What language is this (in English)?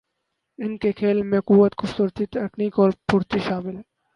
Urdu